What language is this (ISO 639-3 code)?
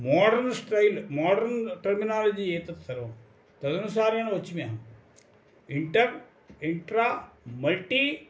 san